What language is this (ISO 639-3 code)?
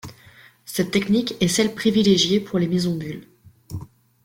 fra